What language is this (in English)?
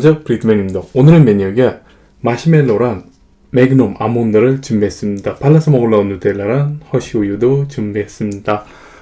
Korean